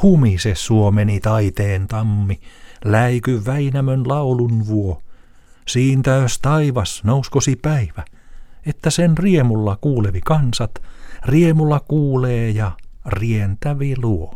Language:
Finnish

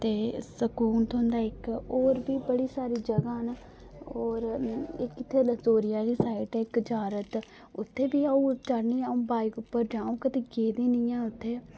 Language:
Dogri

